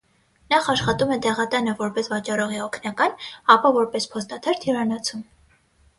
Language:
Armenian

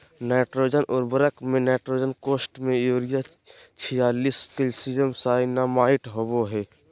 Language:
Magahi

